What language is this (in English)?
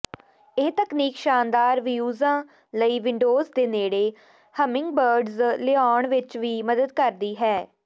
Punjabi